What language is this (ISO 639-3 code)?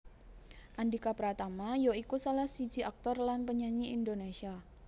jav